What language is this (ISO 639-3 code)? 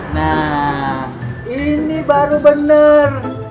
ind